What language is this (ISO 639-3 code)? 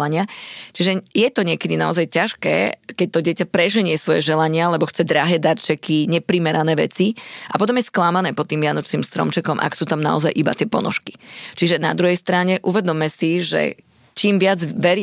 slk